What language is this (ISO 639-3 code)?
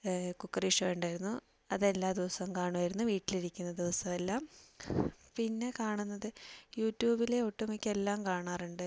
mal